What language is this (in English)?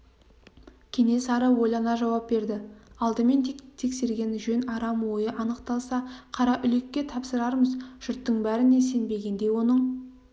Kazakh